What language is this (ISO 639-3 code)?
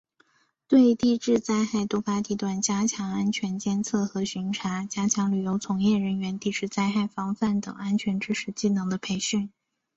zho